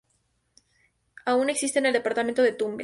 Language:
Spanish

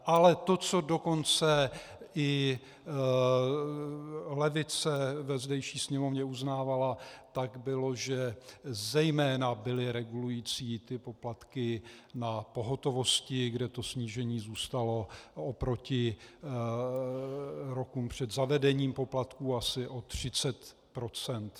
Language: Czech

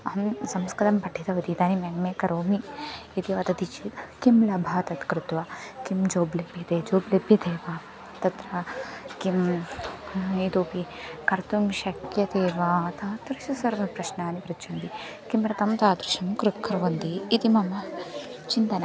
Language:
Sanskrit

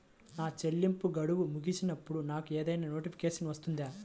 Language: Telugu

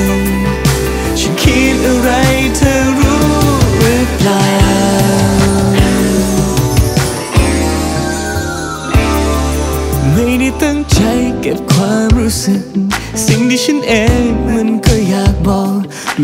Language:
Thai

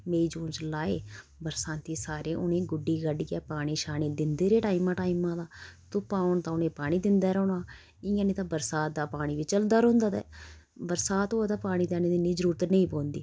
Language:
Dogri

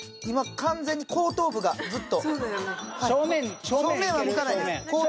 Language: Japanese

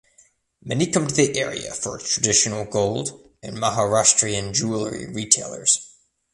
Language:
English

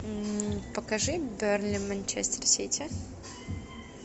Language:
Russian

